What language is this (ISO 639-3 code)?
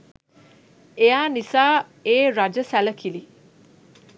sin